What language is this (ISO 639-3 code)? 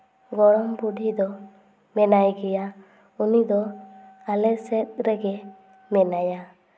sat